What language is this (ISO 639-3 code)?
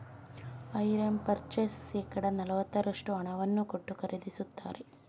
kan